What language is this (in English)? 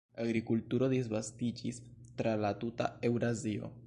Esperanto